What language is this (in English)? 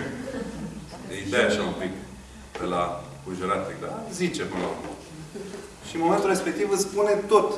Romanian